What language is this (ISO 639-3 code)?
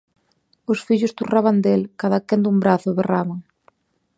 glg